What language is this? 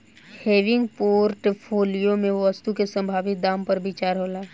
Bhojpuri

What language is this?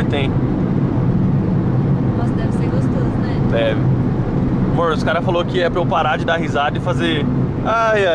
Portuguese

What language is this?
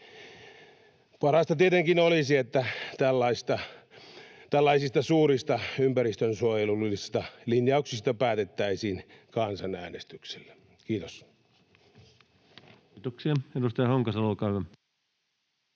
Finnish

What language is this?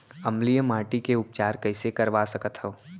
Chhattisgarhi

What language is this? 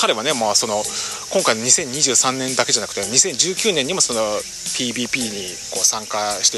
Japanese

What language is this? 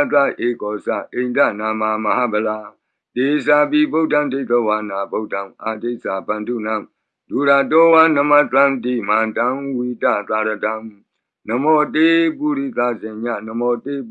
Burmese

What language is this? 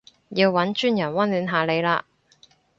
Cantonese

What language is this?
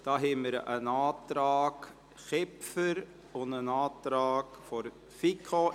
Swiss German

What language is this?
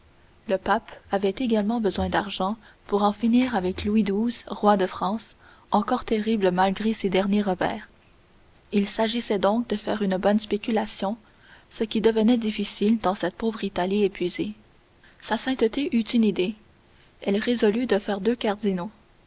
French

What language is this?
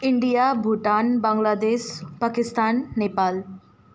Nepali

